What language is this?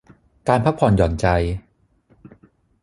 Thai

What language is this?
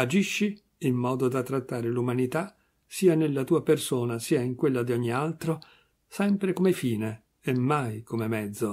Italian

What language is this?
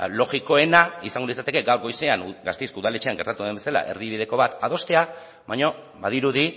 Basque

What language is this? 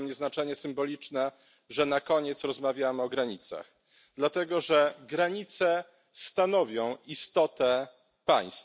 Polish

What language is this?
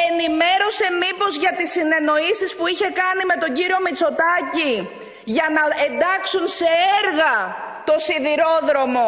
Greek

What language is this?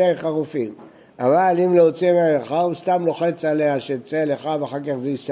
Hebrew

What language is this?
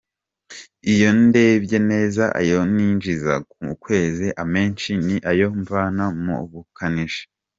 Kinyarwanda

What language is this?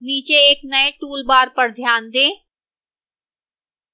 Hindi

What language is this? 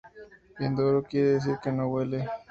Spanish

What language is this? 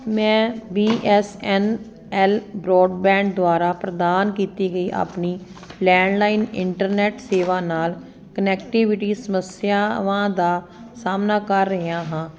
Punjabi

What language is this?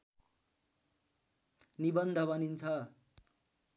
Nepali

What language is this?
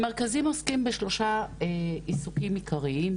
Hebrew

